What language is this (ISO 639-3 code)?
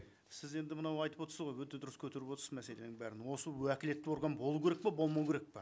kaz